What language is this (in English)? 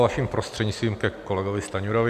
Czech